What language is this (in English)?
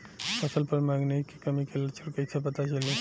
Bhojpuri